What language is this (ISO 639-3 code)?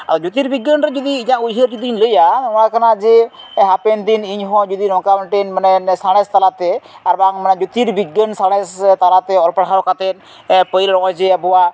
sat